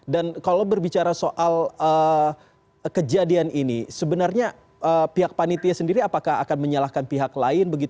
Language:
Indonesian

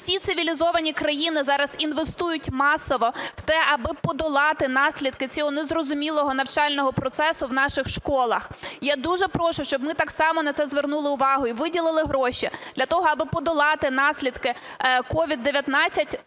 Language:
Ukrainian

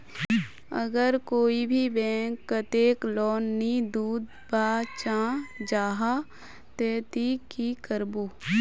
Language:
Magahi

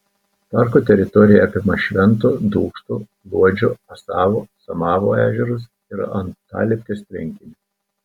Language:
Lithuanian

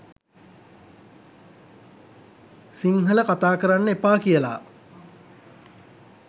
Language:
Sinhala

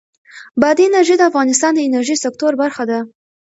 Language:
Pashto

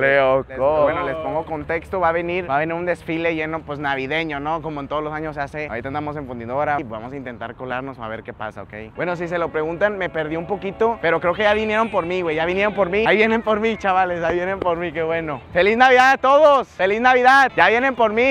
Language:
Spanish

